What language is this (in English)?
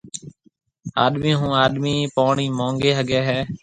Marwari (Pakistan)